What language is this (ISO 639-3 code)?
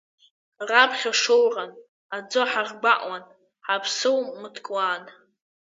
abk